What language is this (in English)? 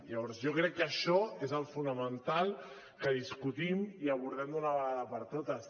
Catalan